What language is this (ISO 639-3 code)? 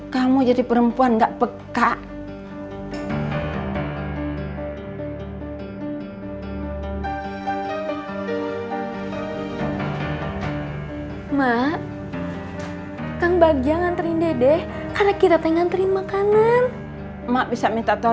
ind